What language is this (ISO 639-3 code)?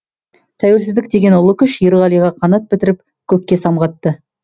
kaz